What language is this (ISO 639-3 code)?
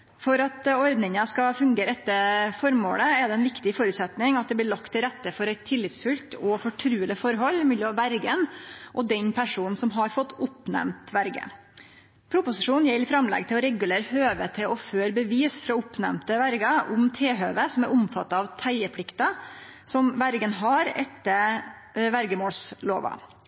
nno